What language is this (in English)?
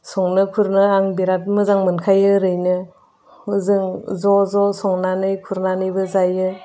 Bodo